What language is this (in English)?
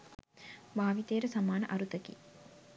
Sinhala